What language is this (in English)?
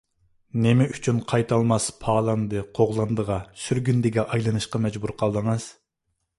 Uyghur